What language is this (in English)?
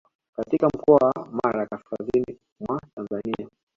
Swahili